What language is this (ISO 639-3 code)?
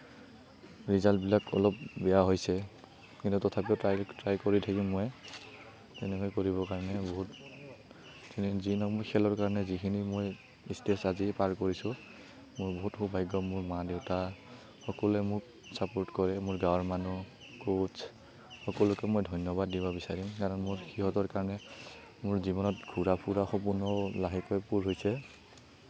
asm